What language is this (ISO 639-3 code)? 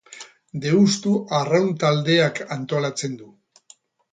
eus